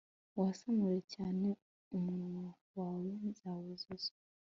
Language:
Kinyarwanda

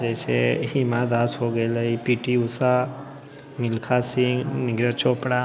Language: Maithili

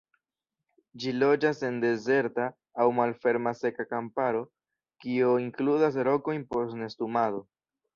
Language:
Esperanto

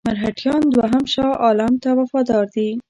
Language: Pashto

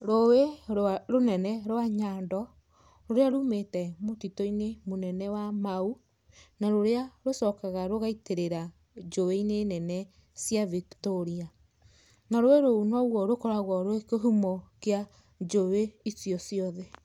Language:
Kikuyu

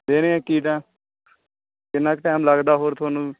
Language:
Punjabi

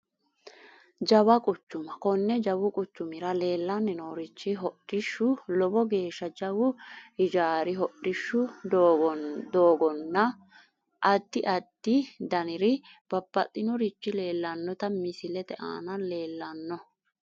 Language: Sidamo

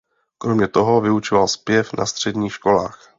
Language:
Czech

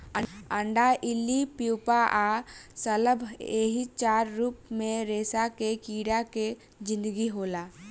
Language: Bhojpuri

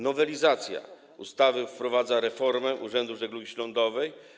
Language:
Polish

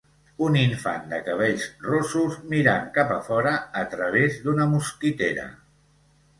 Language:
Catalan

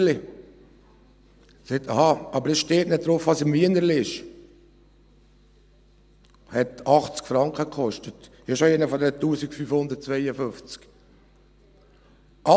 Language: Swiss German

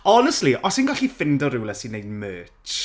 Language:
Welsh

